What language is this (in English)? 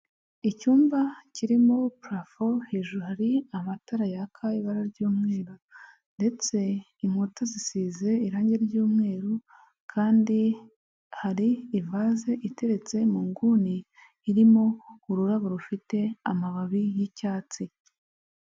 Kinyarwanda